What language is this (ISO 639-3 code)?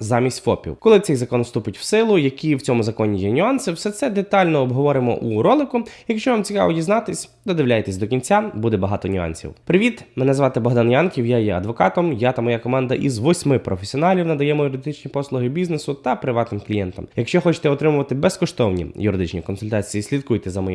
ukr